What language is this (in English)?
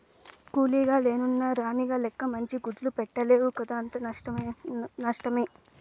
Telugu